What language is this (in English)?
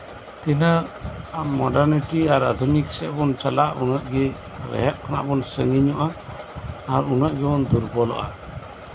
Santali